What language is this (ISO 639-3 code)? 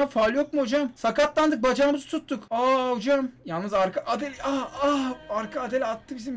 tur